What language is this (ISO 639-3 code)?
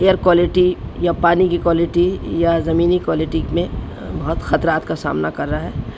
urd